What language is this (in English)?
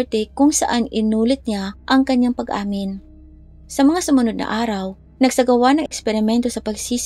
Filipino